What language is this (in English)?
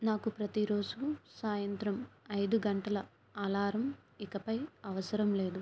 Telugu